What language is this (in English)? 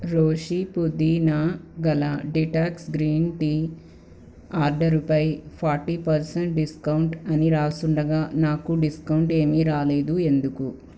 Telugu